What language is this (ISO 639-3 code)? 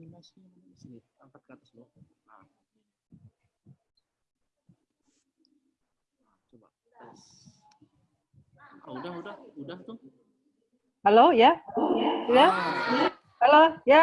ind